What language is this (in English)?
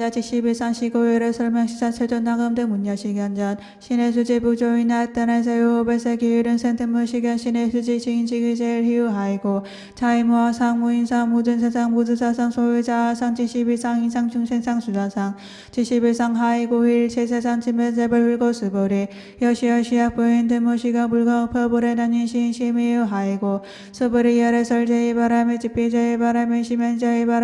Korean